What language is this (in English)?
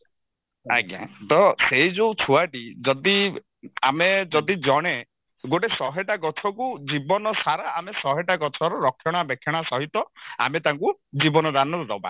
Odia